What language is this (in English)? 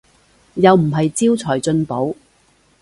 Cantonese